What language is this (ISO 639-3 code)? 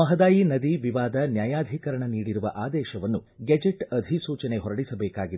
kan